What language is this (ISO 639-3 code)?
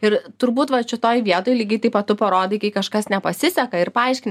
lit